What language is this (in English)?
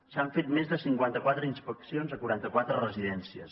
Catalan